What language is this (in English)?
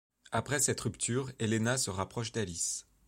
French